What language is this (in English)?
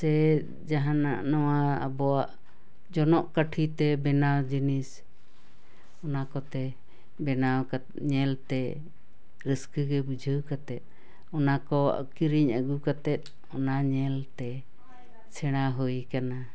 Santali